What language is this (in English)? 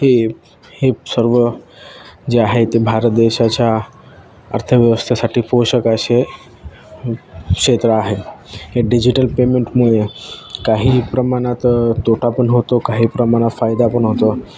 Marathi